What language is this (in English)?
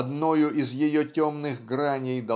Russian